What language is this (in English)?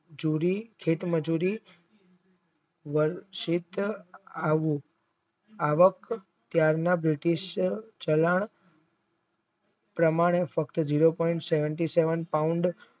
Gujarati